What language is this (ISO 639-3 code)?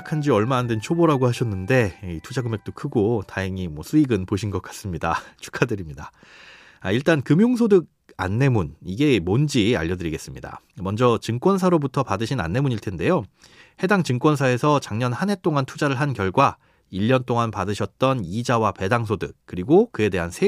kor